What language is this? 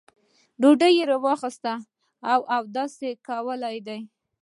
Pashto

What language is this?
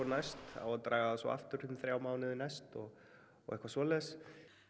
Icelandic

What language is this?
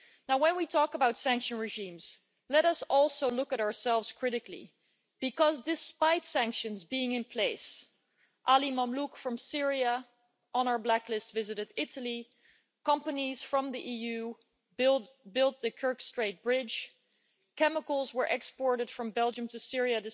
English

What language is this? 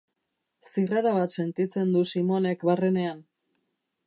Basque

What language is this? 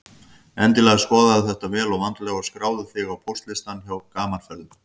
Icelandic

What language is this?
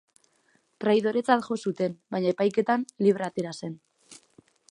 Basque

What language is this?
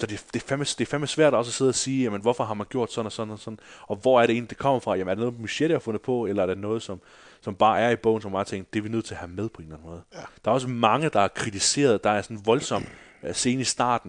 Danish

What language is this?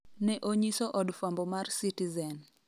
Luo (Kenya and Tanzania)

